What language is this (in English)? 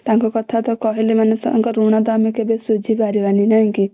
Odia